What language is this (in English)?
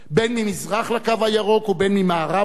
Hebrew